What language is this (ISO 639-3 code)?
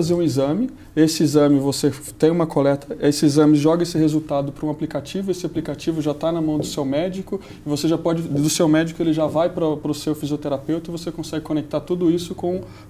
por